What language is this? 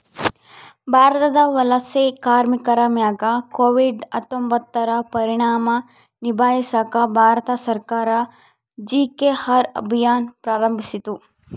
Kannada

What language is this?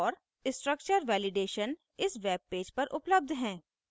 Hindi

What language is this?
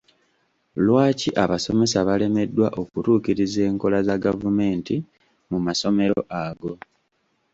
Ganda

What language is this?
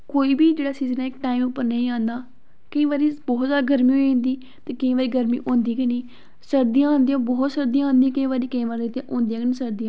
Dogri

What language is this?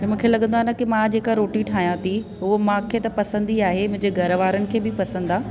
Sindhi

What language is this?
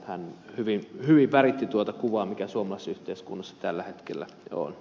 Finnish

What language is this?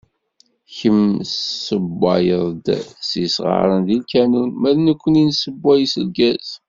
Kabyle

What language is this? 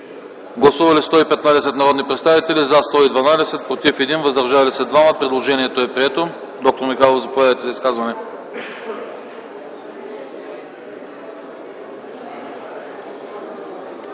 Bulgarian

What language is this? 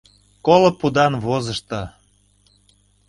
Mari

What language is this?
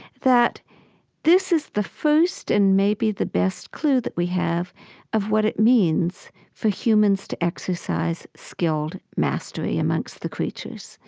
English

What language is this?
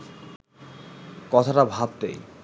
Bangla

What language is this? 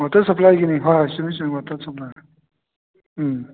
Manipuri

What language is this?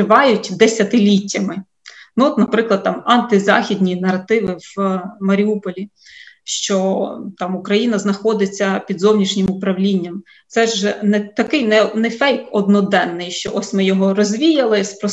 Ukrainian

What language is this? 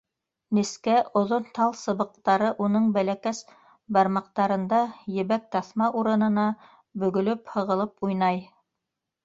Bashkir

